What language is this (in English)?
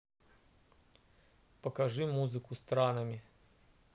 Russian